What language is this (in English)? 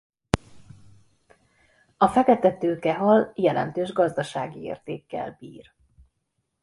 Hungarian